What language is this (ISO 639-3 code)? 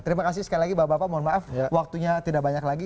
ind